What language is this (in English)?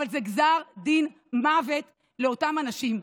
Hebrew